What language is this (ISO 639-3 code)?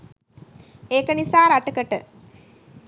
sin